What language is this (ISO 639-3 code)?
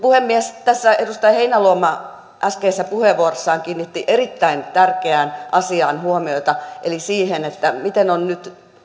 fin